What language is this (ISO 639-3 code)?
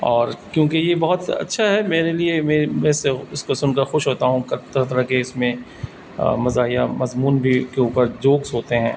urd